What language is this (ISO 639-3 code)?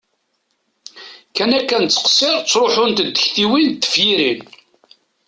kab